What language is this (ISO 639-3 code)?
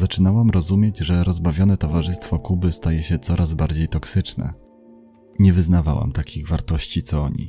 pol